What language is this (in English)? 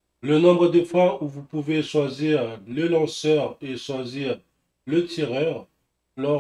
French